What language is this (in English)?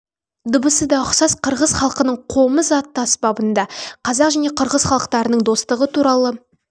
Kazakh